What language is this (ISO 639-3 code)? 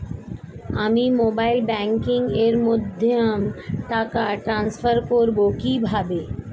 ben